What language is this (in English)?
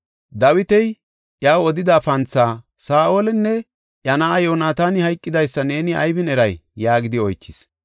Gofa